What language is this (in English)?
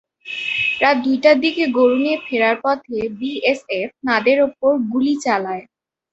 Bangla